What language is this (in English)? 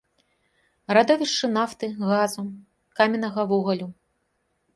Belarusian